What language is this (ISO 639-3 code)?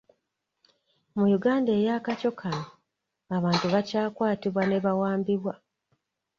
lug